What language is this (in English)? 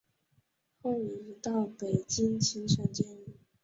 Chinese